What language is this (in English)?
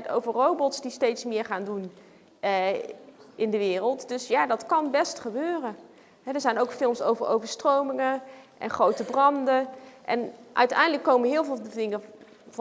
Dutch